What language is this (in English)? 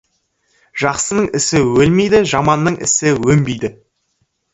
Kazakh